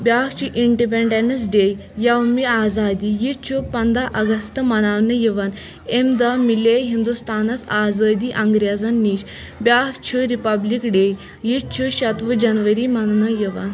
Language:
Kashmiri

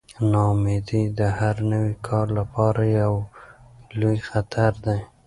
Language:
Pashto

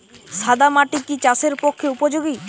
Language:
Bangla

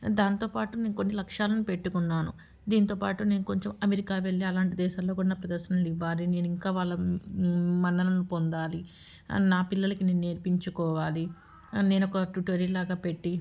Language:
Telugu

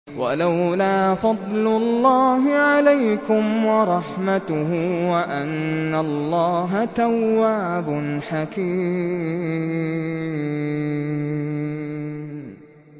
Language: Arabic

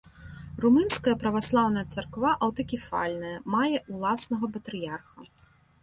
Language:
Belarusian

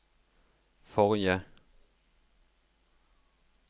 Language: Norwegian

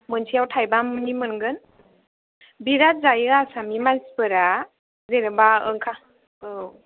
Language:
Bodo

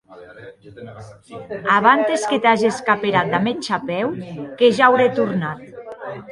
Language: Occitan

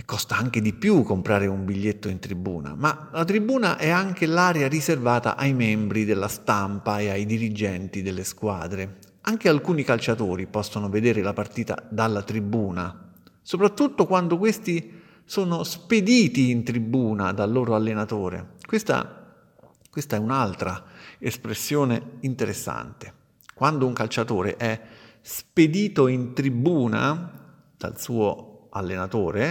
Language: Italian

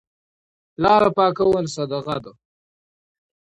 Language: Pashto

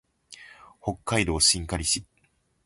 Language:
Japanese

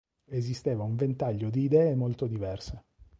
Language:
Italian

